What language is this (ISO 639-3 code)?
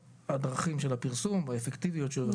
heb